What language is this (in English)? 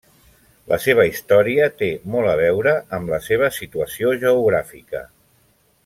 Catalan